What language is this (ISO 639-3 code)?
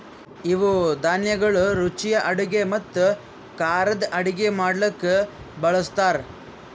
kan